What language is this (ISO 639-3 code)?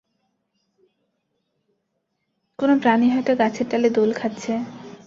ben